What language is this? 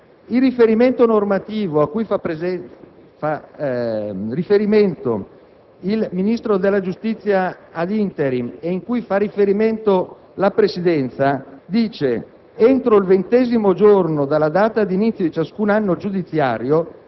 Italian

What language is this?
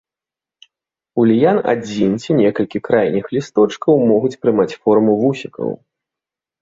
Belarusian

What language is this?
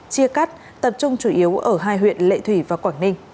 Vietnamese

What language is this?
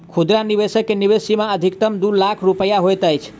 Maithili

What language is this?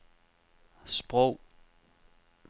Danish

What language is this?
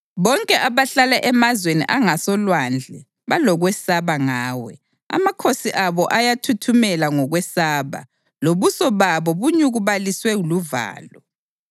North Ndebele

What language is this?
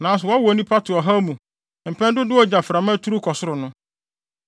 Akan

